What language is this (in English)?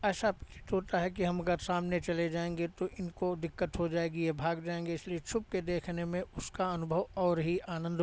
Hindi